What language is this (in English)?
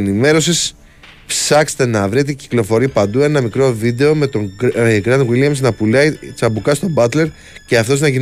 Greek